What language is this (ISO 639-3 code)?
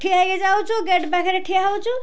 ori